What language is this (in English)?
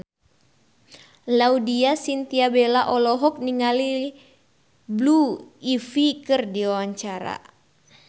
Sundanese